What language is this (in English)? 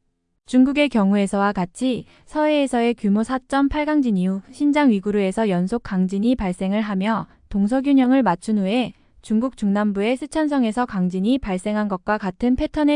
Korean